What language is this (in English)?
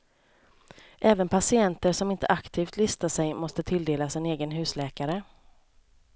Swedish